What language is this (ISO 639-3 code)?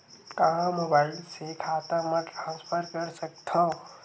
hne